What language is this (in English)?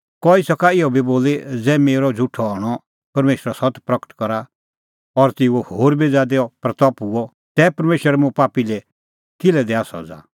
Kullu Pahari